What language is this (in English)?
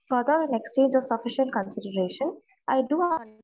Malayalam